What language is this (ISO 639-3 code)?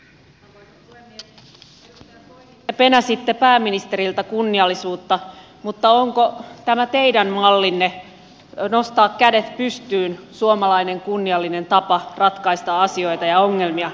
fin